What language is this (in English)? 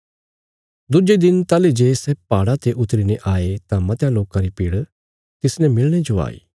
Bilaspuri